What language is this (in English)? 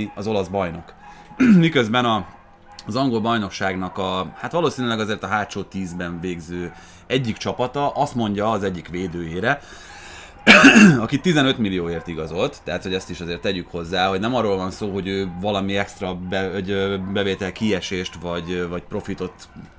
Hungarian